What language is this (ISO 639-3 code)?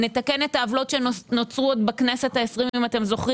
heb